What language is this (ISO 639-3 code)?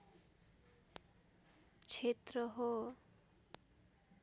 nep